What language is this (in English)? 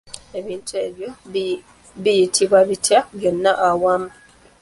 Ganda